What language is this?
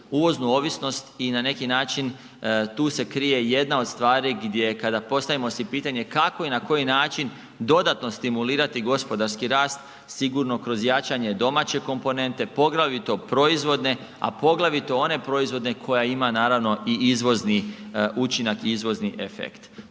Croatian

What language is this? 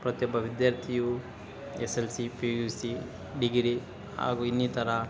Kannada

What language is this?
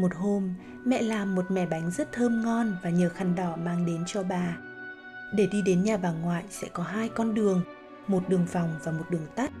Vietnamese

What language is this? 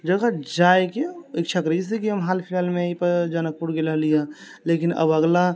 Maithili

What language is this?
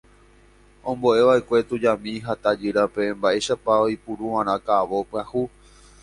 Guarani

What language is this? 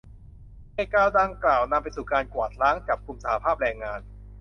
Thai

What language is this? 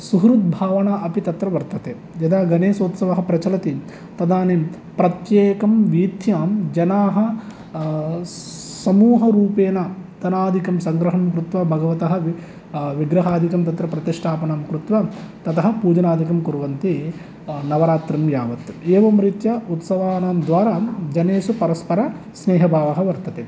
Sanskrit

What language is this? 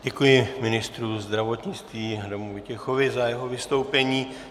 Czech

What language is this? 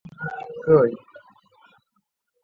Chinese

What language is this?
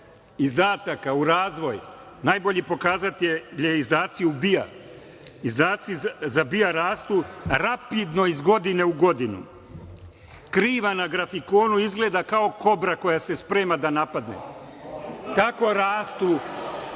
Serbian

